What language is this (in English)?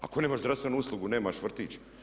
Croatian